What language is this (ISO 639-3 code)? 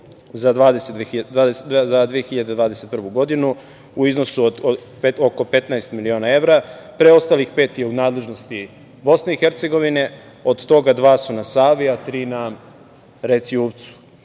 srp